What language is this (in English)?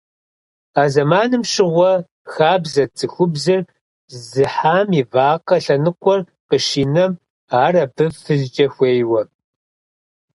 Kabardian